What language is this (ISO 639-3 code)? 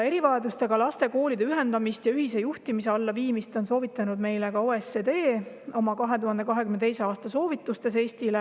est